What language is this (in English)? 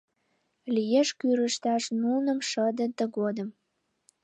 Mari